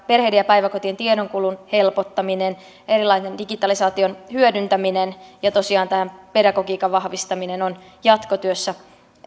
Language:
Finnish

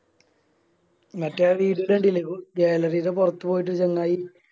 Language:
Malayalam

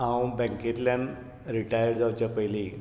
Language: Konkani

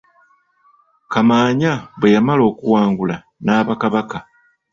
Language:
Ganda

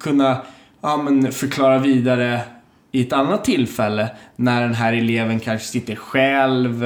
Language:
Swedish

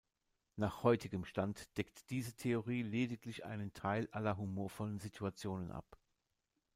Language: German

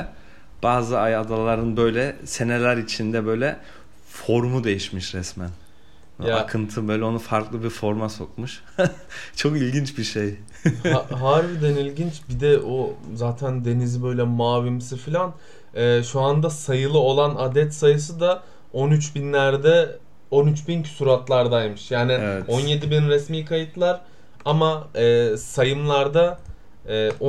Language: Turkish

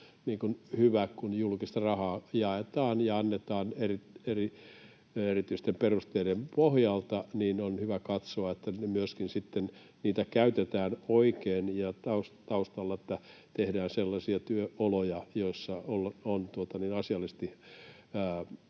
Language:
Finnish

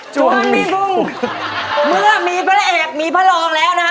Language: Thai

